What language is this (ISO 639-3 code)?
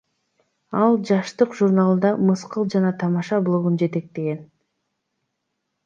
kir